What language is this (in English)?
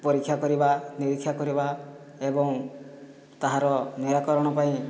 Odia